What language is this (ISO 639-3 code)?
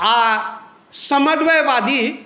mai